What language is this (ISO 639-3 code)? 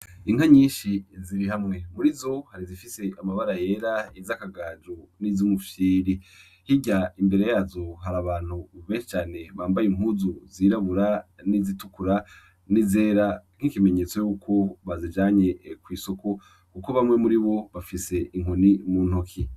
run